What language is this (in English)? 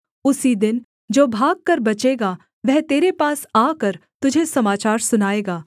Hindi